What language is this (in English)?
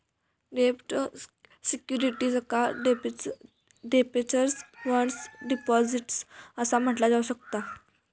Marathi